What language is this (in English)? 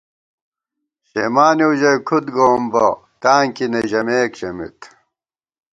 Gawar-Bati